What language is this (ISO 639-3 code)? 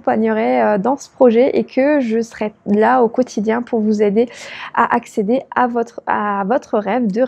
fra